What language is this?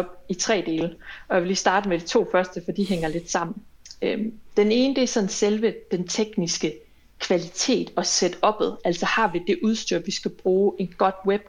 Danish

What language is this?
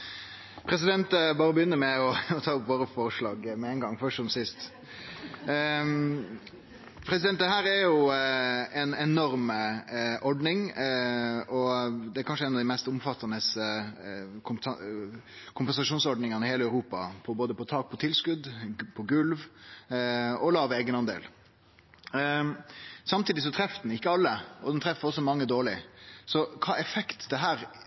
Norwegian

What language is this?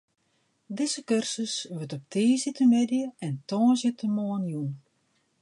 Western Frisian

